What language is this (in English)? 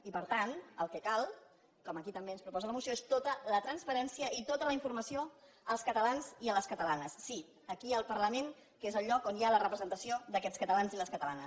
Catalan